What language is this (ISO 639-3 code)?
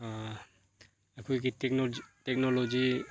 mni